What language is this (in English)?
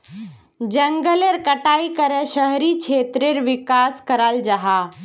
Magahi